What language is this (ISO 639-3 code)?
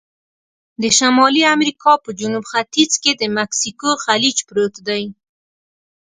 pus